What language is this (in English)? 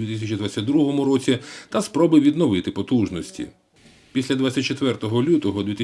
Ukrainian